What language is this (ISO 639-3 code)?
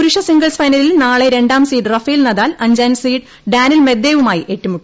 mal